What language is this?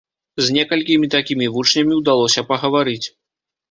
Belarusian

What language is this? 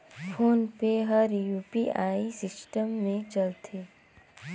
Chhattisgarhi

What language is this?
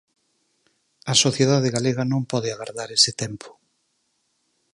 Galician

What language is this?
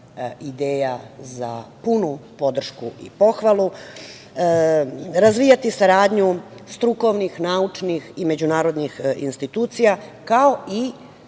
Serbian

